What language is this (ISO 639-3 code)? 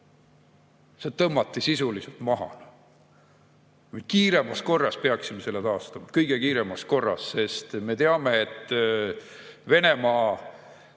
est